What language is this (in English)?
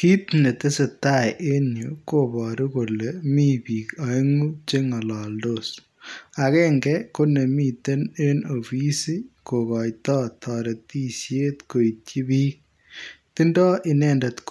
Kalenjin